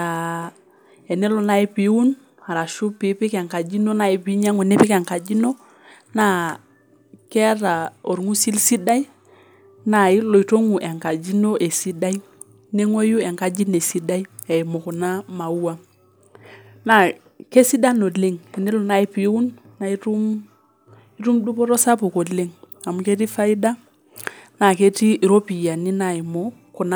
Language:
Masai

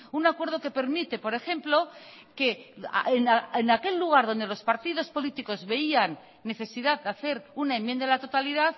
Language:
Spanish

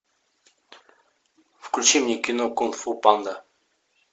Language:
Russian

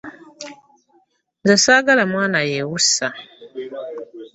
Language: Ganda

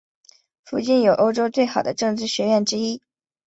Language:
Chinese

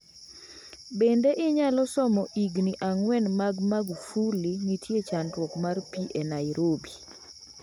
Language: Luo (Kenya and Tanzania)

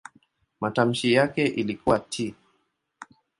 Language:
Swahili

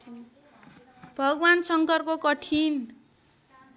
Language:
Nepali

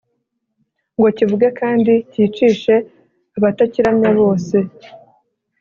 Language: Kinyarwanda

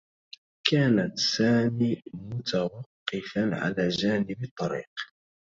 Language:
Arabic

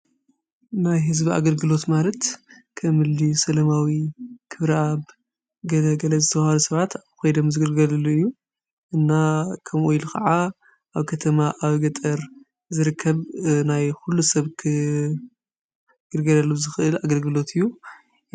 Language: Tigrinya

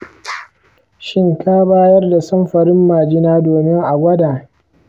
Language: Hausa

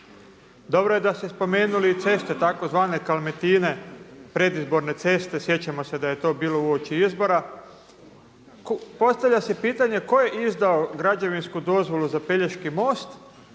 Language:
Croatian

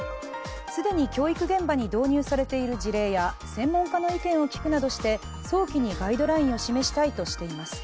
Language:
Japanese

